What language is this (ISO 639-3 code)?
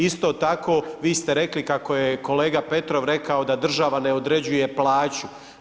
hrv